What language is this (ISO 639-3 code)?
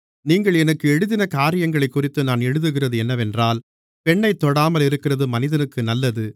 tam